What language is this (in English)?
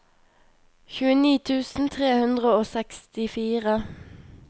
Norwegian